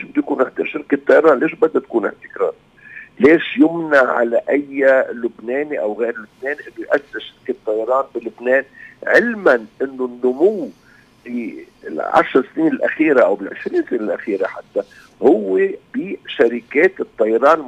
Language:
Arabic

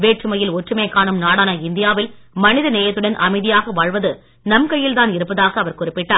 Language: Tamil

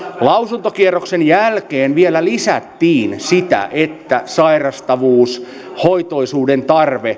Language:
Finnish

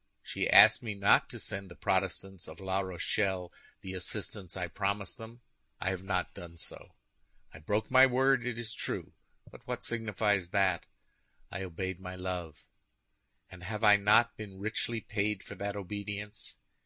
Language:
English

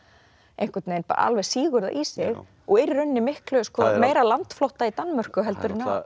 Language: Icelandic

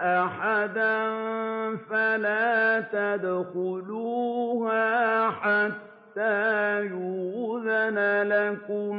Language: Arabic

